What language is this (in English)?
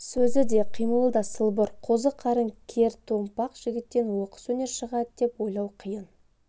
Kazakh